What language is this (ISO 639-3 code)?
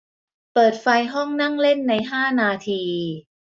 tha